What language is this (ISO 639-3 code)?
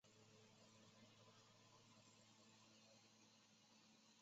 zho